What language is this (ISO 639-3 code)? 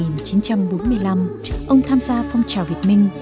vie